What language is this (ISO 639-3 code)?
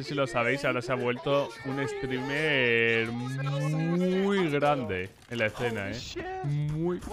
spa